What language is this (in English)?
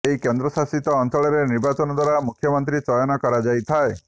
Odia